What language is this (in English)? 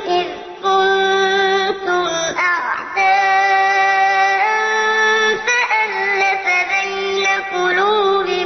Arabic